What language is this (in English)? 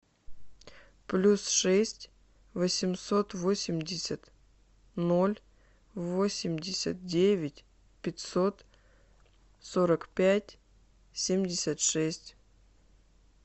Russian